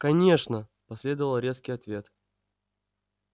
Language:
Russian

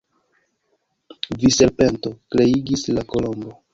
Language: Esperanto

